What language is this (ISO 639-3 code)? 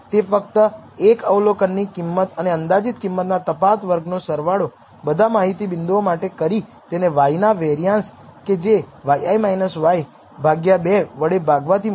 guj